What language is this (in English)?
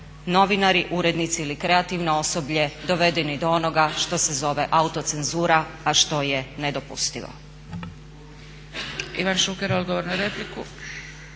Croatian